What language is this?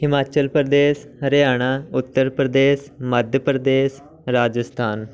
Punjabi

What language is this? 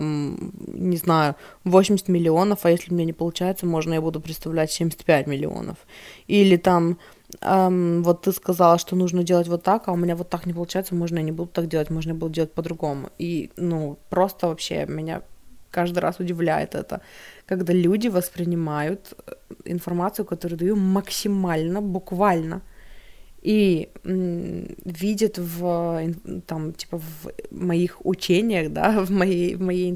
Russian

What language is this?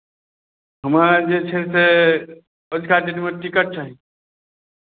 Maithili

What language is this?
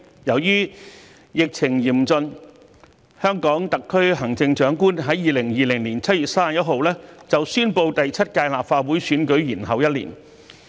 Cantonese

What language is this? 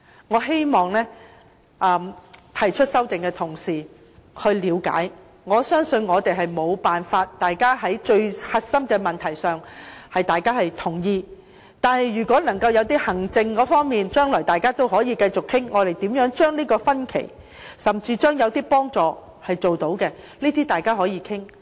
Cantonese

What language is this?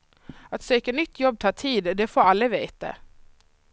Swedish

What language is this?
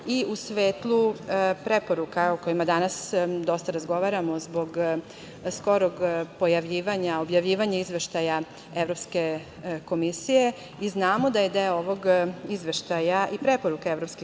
Serbian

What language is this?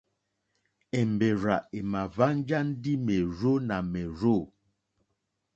Mokpwe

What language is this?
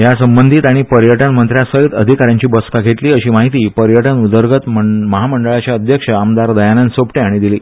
Konkani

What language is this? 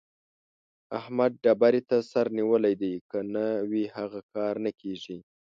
Pashto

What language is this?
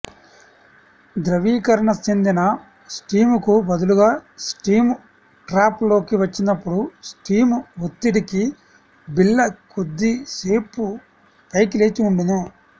Telugu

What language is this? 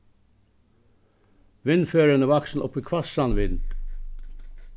Faroese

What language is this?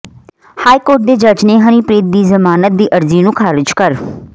Punjabi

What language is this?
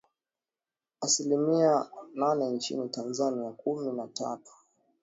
Swahili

